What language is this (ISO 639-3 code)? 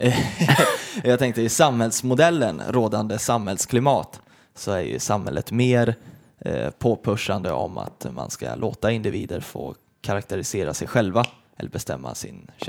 swe